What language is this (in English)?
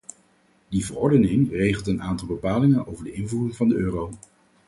Dutch